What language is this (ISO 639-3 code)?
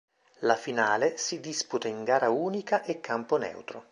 ita